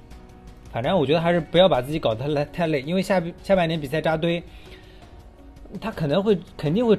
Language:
Chinese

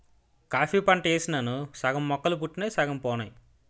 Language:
Telugu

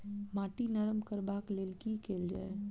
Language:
Maithili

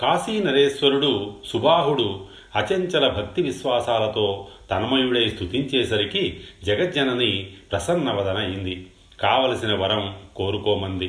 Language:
Telugu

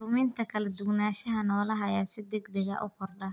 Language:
Somali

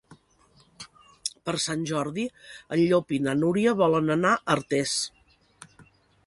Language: Catalan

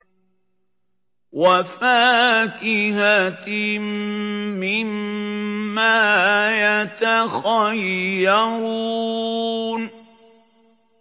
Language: Arabic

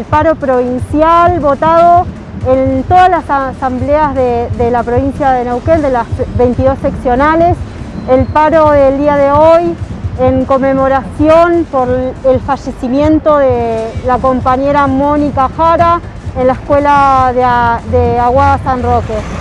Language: Spanish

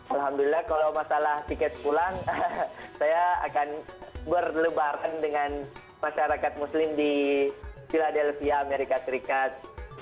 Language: Indonesian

